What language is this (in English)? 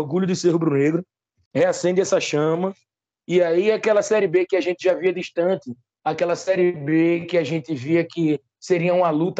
Portuguese